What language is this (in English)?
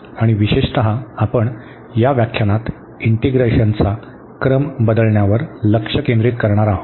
Marathi